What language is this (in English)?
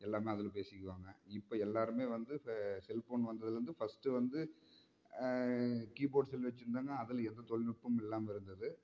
Tamil